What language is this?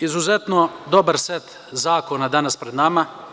Serbian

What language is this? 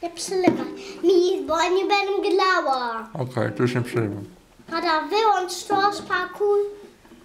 Polish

